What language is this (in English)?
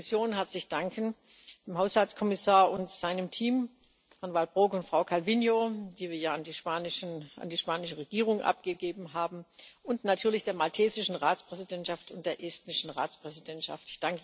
German